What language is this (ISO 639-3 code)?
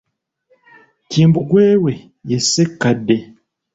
lug